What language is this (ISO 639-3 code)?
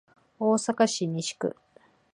jpn